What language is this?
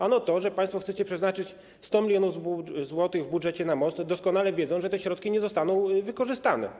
Polish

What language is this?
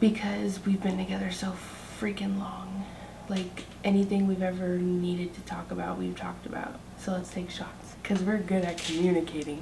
English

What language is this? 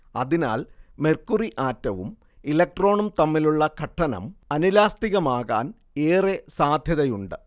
Malayalam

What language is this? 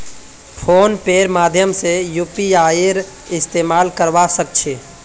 Magahi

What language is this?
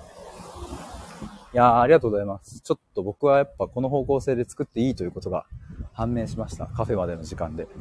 Japanese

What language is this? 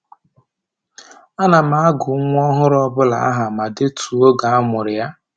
Igbo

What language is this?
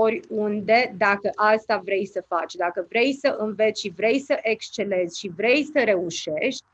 Romanian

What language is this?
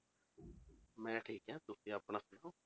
Punjabi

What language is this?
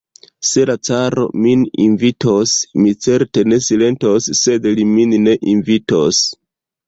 Esperanto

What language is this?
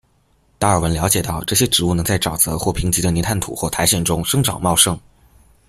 Chinese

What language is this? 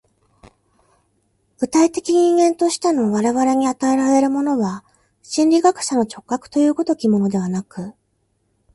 Japanese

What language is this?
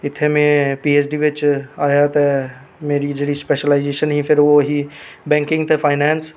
Dogri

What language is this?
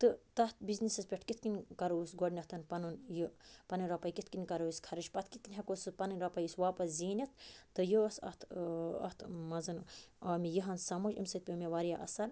Kashmiri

